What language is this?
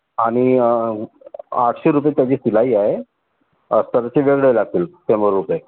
Marathi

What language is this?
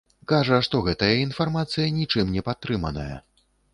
Belarusian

